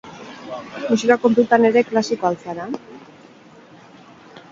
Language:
Basque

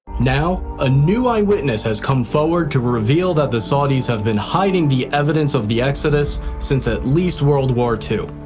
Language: English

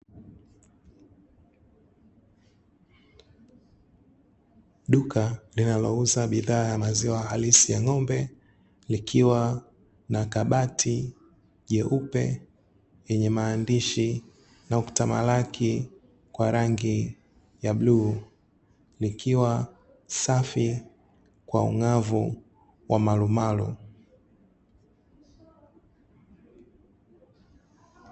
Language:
Swahili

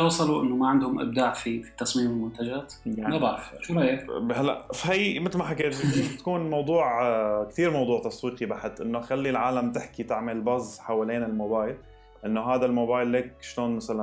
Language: Arabic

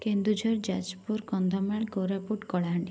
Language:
Odia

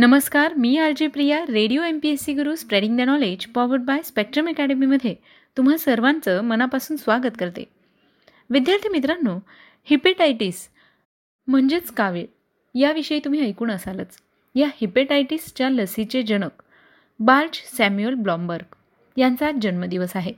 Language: Marathi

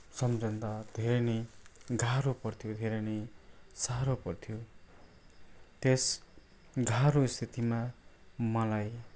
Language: Nepali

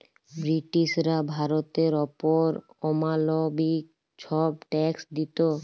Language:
Bangla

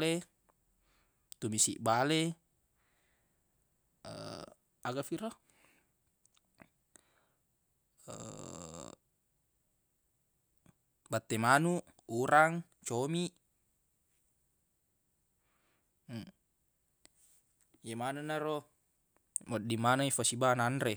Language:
Buginese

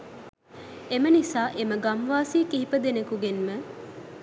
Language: Sinhala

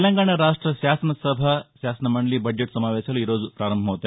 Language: Telugu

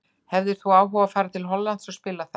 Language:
Icelandic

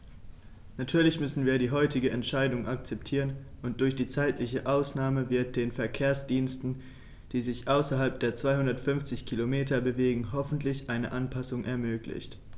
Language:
German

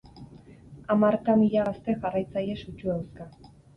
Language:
Basque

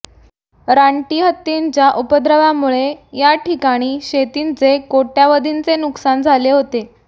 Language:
Marathi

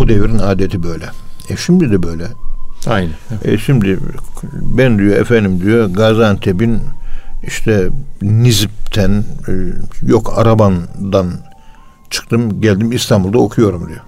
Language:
Turkish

